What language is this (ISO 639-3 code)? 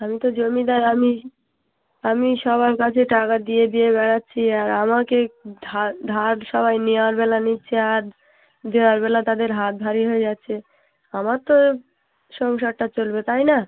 ben